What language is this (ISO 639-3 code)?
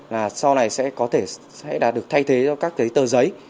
vie